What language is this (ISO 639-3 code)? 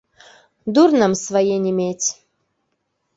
bel